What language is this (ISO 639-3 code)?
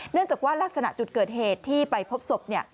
tha